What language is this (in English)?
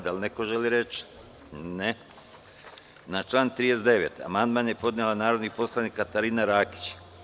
Serbian